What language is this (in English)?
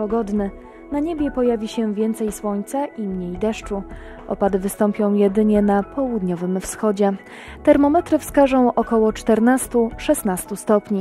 Polish